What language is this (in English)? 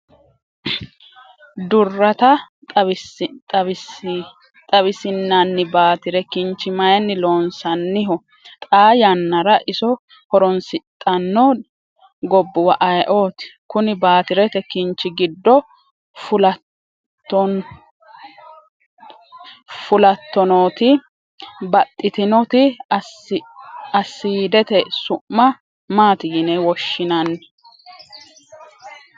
Sidamo